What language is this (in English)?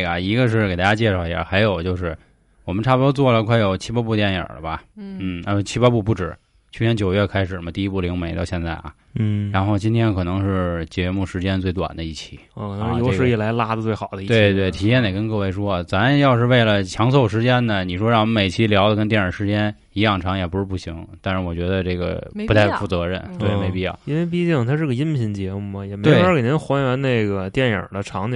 Chinese